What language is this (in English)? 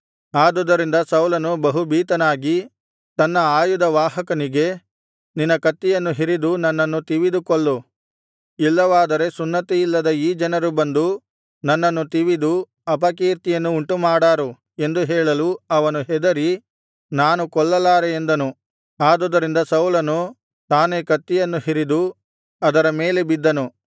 Kannada